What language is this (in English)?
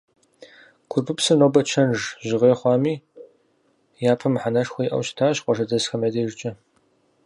Kabardian